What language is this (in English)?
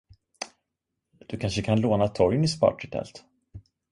Swedish